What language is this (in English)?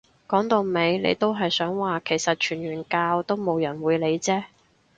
Cantonese